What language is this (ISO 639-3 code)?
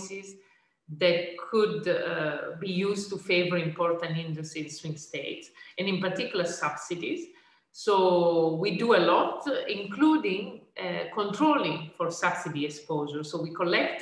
eng